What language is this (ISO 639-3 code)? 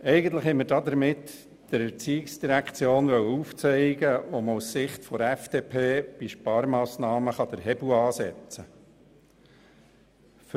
gsw